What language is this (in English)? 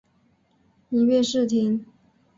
Chinese